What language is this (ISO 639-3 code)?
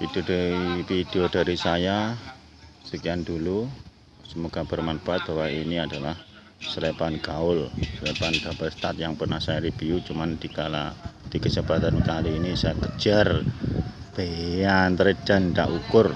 ind